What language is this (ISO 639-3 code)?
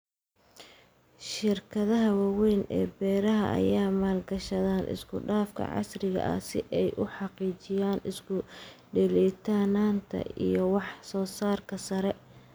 som